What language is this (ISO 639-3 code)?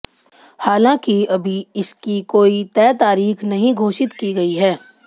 hin